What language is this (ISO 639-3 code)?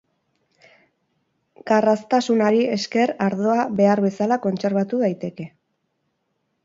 eus